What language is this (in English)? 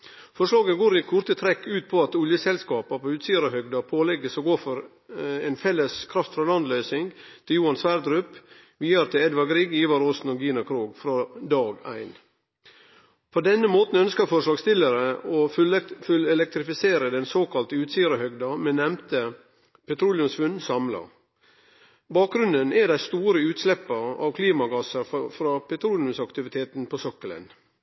Norwegian Nynorsk